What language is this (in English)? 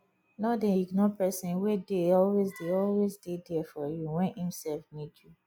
Nigerian Pidgin